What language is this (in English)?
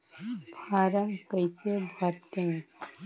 Chhattisgarhi